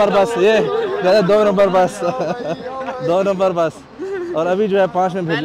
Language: Arabic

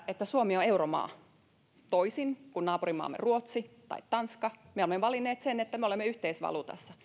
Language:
Finnish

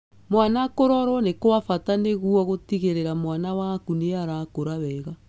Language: Kikuyu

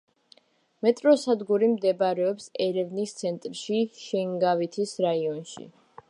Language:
Georgian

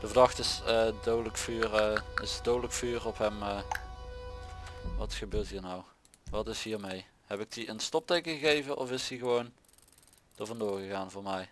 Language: Dutch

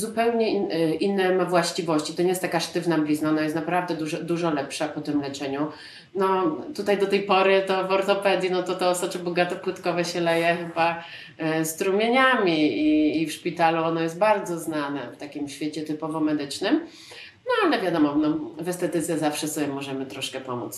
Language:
Polish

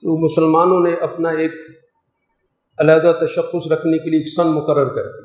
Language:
Urdu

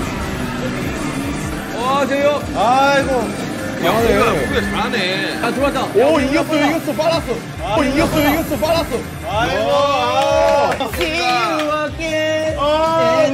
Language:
Korean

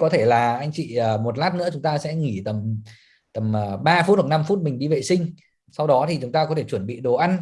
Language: Vietnamese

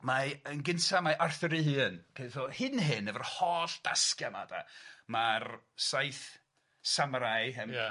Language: Welsh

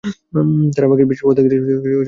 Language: Bangla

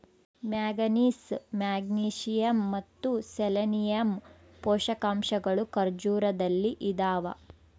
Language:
Kannada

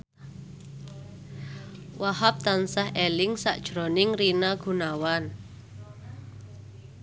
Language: Javanese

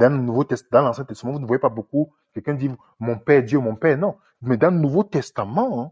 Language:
French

